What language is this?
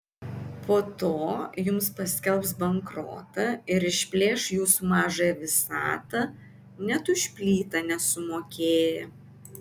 Lithuanian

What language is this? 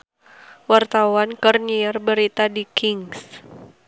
Sundanese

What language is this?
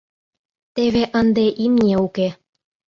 Mari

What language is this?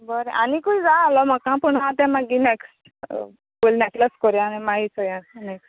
Konkani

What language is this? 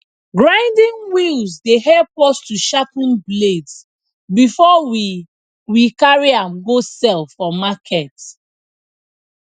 Nigerian Pidgin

